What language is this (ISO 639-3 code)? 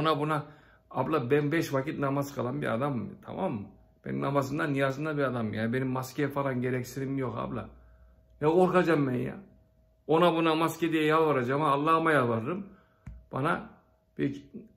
tur